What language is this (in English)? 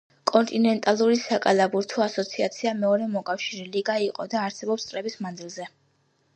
Georgian